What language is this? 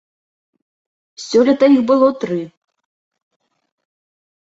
Belarusian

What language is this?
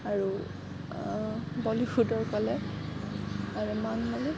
Assamese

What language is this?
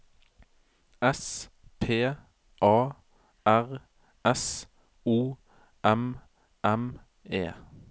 Norwegian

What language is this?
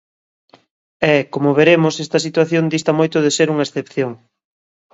Galician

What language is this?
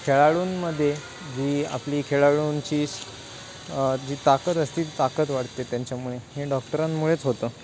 Marathi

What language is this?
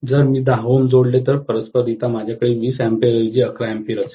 Marathi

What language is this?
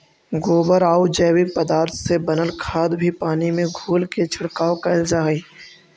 Magahi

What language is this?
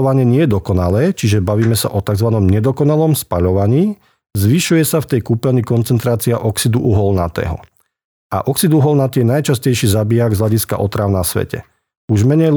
Slovak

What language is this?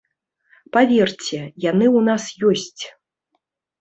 Belarusian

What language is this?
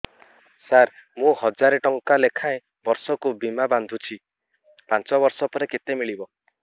Odia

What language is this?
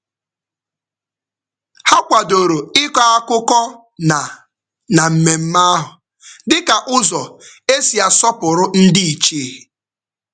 Igbo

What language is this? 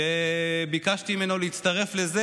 Hebrew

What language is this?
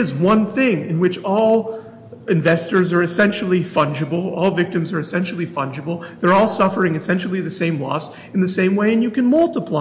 English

